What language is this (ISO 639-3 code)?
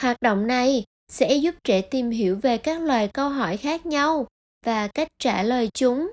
vie